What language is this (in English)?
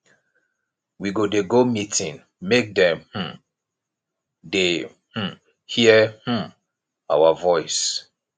Nigerian Pidgin